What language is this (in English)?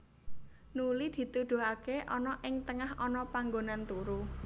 Javanese